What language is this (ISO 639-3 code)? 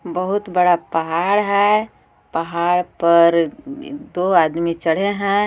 hin